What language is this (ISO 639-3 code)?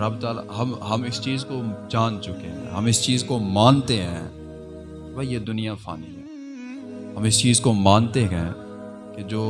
urd